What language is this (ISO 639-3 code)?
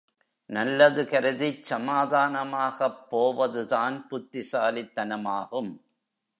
tam